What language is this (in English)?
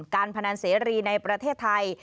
Thai